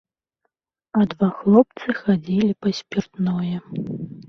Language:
Belarusian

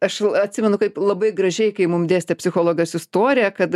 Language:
Lithuanian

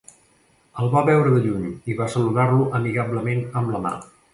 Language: Catalan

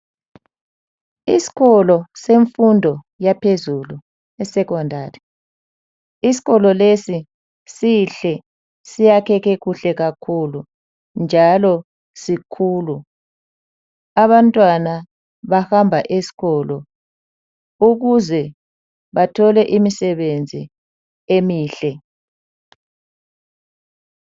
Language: North Ndebele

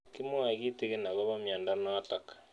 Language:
Kalenjin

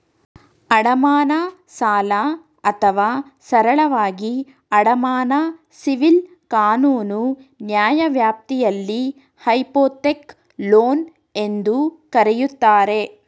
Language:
Kannada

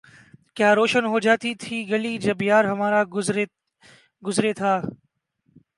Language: Urdu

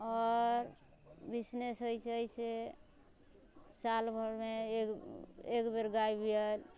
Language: Maithili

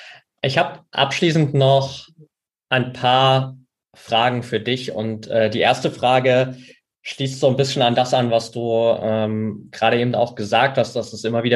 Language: German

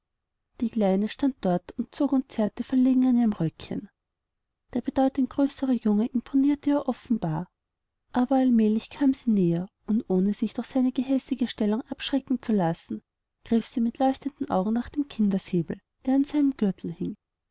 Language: German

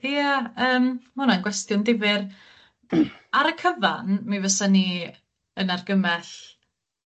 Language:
Welsh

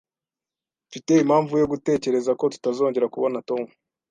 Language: Kinyarwanda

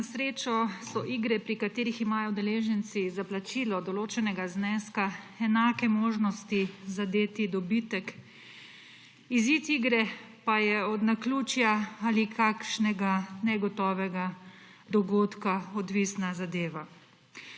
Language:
Slovenian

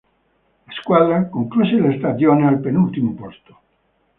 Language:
Italian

